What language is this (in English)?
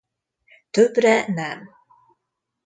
Hungarian